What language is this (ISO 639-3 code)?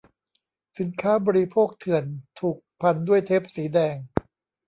tha